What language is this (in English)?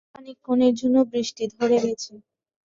Bangla